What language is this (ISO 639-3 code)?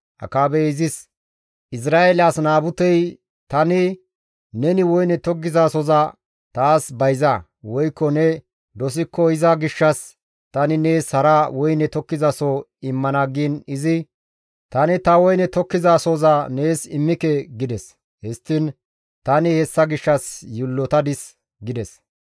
gmv